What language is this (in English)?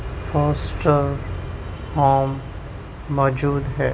Urdu